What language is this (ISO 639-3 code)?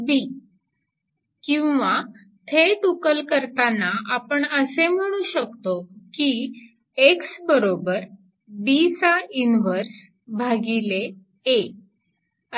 mar